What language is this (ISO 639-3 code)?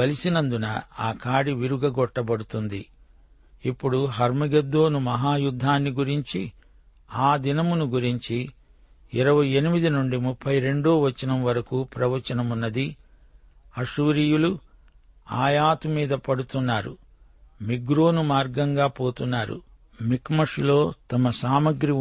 tel